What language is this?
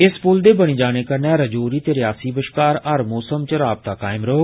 Dogri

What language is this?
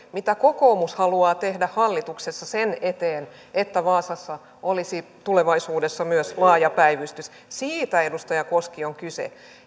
Finnish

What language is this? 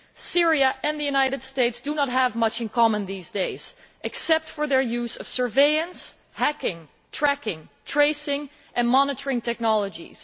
English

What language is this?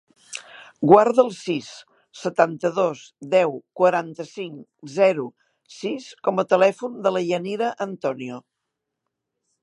Catalan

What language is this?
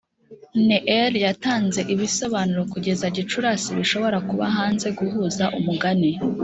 Kinyarwanda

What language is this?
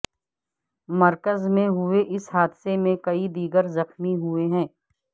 Urdu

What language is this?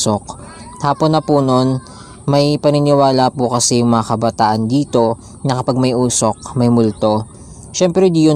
Filipino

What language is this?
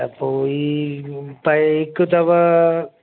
Sindhi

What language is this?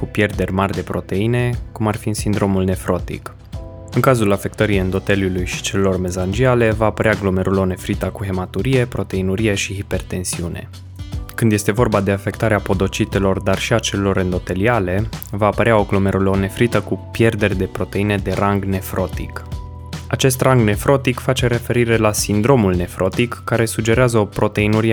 Romanian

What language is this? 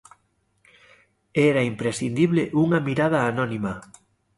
Galician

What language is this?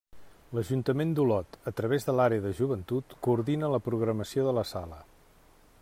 Catalan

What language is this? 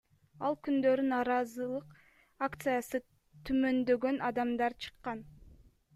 Kyrgyz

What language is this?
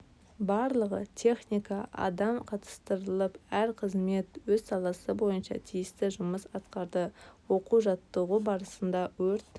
Kazakh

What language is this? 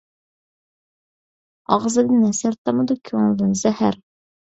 Uyghur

